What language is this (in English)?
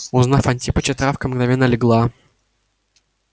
Russian